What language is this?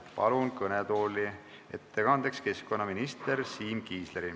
Estonian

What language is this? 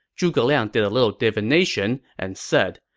English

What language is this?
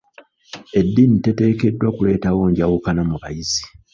Ganda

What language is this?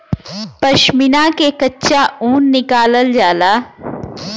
Bhojpuri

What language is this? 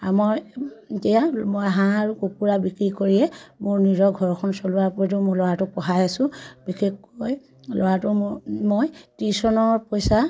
Assamese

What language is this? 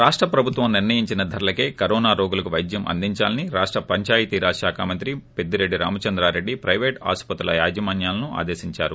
Telugu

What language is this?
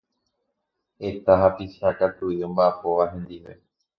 Guarani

